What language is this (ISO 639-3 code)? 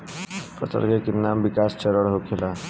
bho